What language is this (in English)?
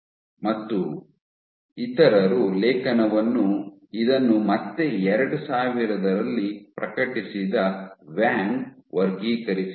Kannada